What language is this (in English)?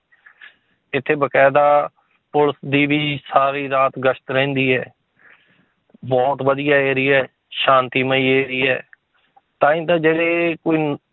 Punjabi